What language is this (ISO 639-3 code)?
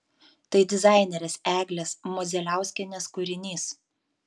lit